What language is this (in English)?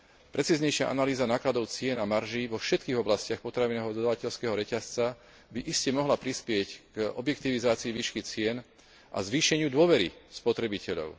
Slovak